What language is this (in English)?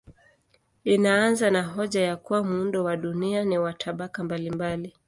Swahili